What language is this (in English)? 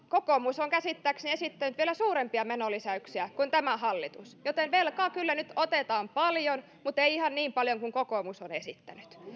Finnish